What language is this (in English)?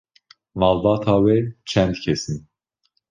Kurdish